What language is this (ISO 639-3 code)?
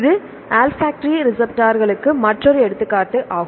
tam